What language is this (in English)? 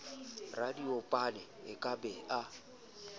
Southern Sotho